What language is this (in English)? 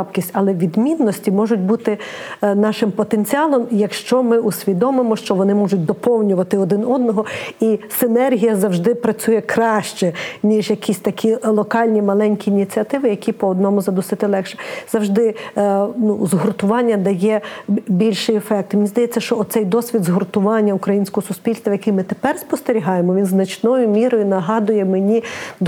Ukrainian